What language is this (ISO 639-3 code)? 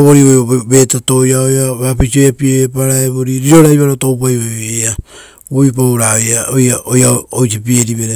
roo